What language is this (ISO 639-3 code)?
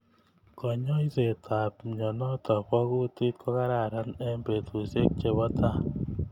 kln